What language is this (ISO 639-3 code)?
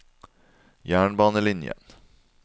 nor